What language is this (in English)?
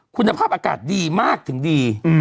Thai